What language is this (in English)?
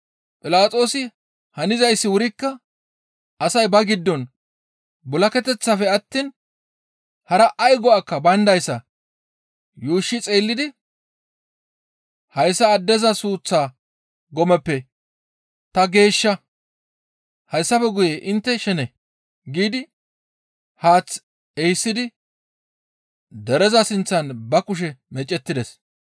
Gamo